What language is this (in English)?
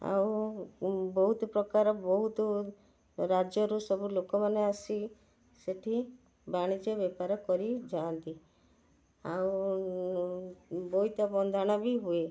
Odia